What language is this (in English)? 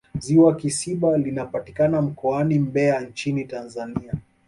Swahili